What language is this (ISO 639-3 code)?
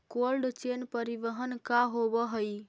mag